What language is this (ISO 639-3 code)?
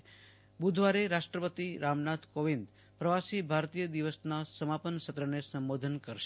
guj